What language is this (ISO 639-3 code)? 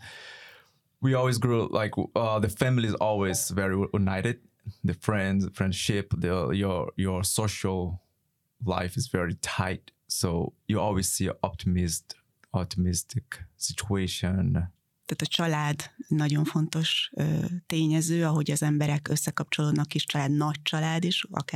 hun